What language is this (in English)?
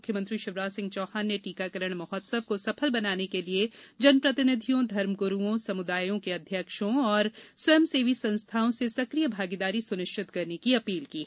Hindi